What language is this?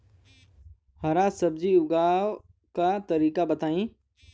Bhojpuri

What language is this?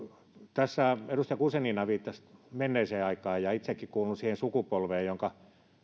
Finnish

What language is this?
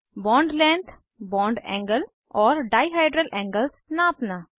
Hindi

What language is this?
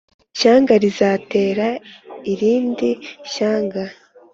Kinyarwanda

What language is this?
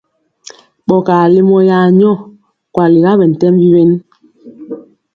Mpiemo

